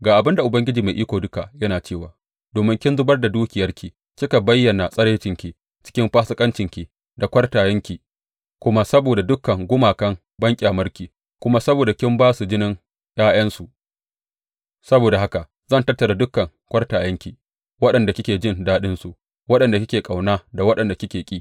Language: Hausa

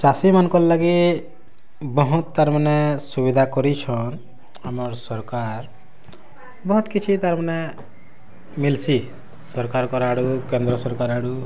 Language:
Odia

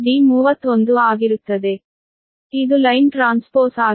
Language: Kannada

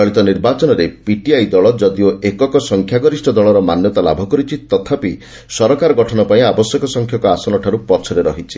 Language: Odia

